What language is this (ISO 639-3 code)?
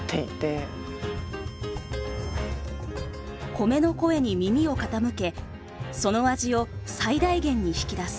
jpn